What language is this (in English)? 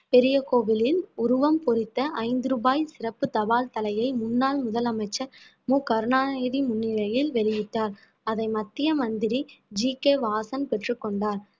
Tamil